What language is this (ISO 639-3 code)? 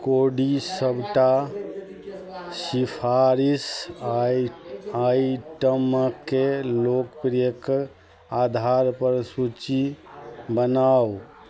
mai